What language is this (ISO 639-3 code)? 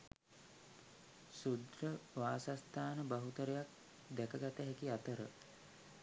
sin